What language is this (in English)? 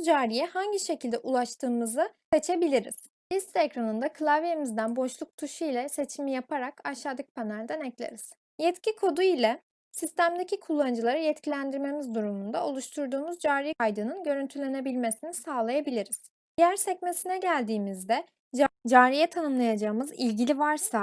Turkish